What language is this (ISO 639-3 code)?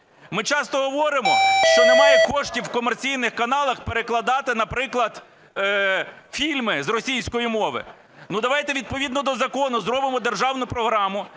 ukr